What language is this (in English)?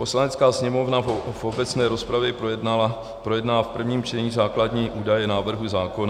Czech